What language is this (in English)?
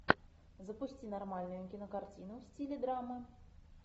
Russian